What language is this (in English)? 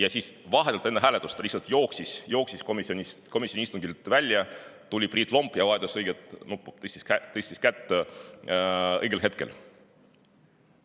Estonian